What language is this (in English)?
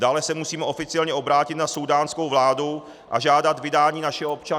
Czech